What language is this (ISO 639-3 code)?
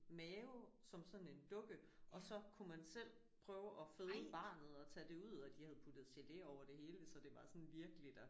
dan